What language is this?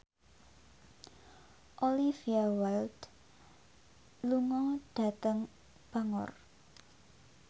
Javanese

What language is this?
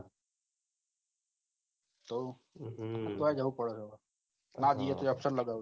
Gujarati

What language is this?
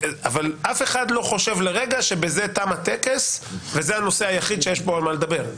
Hebrew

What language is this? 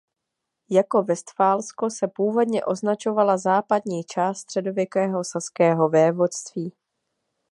Czech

